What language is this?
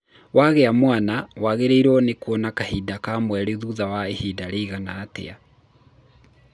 Kikuyu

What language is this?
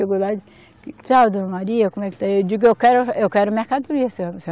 Portuguese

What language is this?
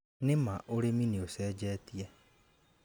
Kikuyu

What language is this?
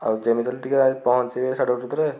Odia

